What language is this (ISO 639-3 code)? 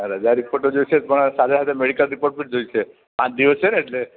guj